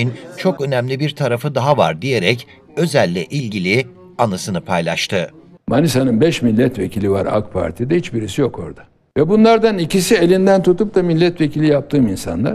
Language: Turkish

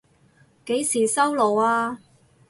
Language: Cantonese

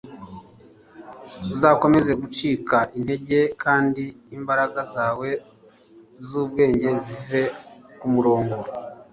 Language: Kinyarwanda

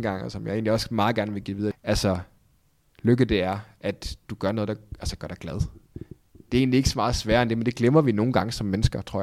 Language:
Danish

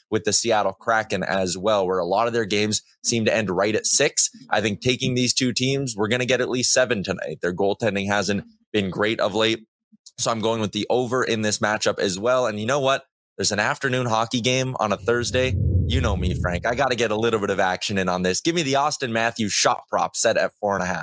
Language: English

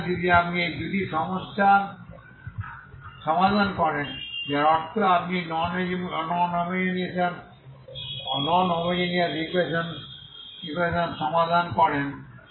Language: Bangla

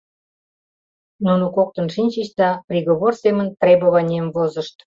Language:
Mari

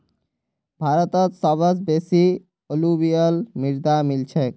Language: Magahi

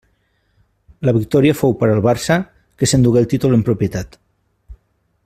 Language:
Catalan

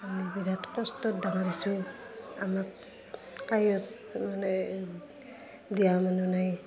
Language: Assamese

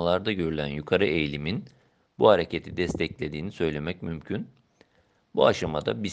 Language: Turkish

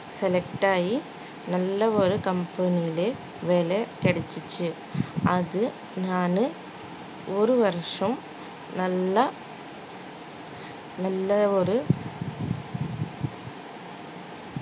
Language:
Tamil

